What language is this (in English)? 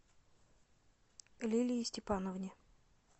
Russian